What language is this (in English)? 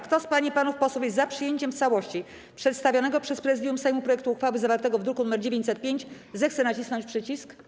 Polish